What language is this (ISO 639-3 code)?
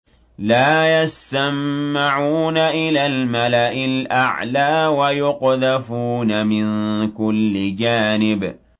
ara